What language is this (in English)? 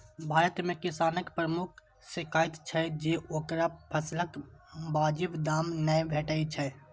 Maithili